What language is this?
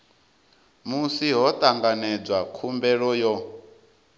Venda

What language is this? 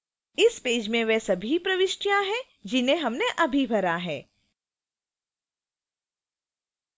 Hindi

